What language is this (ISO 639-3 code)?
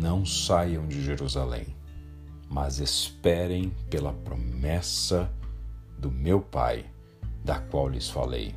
por